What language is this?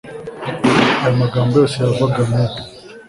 Kinyarwanda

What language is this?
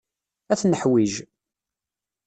Kabyle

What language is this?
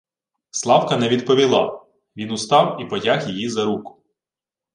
Ukrainian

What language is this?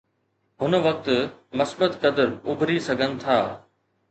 Sindhi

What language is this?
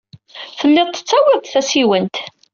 Kabyle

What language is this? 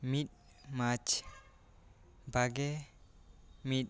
Santali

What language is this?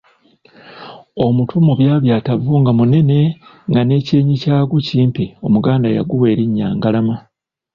Ganda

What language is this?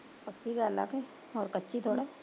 Punjabi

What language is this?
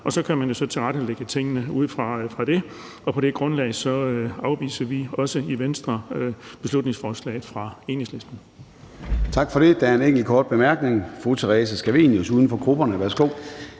Danish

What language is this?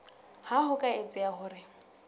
Southern Sotho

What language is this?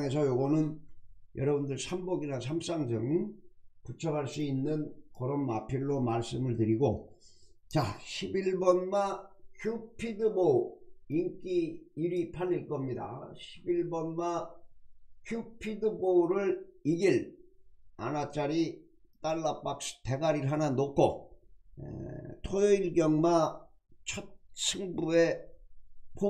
Korean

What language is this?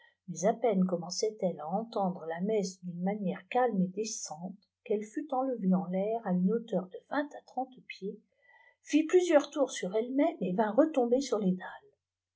French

